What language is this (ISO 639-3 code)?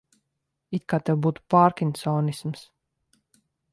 lav